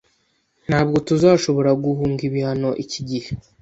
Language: Kinyarwanda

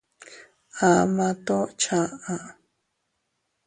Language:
Teutila Cuicatec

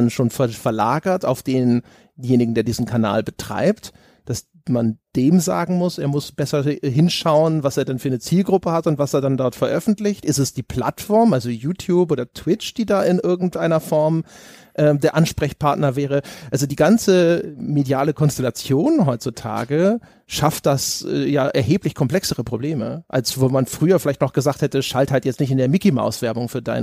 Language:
German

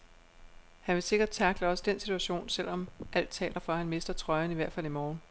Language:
Danish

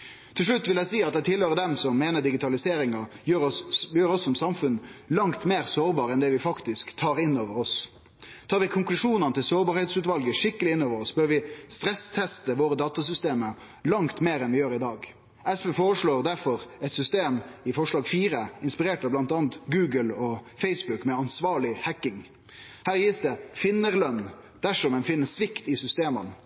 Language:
Norwegian Nynorsk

